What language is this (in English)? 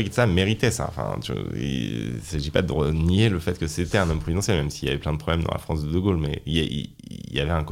French